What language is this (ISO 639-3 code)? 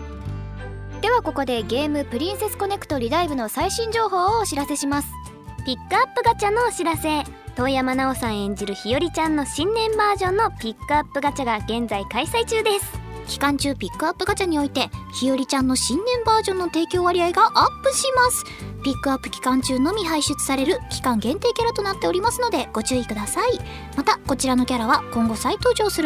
jpn